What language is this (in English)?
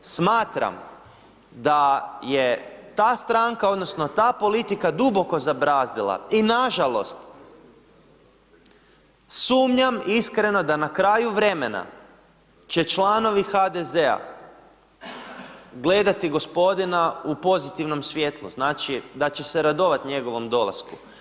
Croatian